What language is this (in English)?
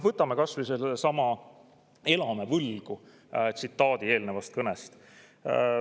Estonian